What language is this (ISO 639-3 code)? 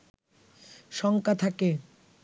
ben